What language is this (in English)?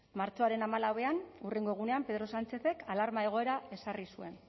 Basque